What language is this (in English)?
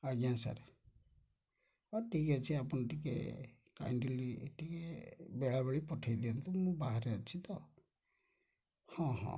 Odia